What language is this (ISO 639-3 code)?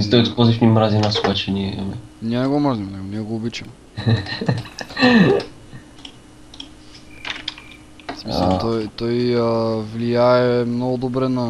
bul